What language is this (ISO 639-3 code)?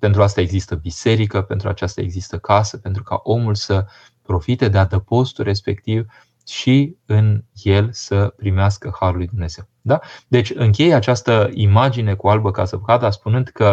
ron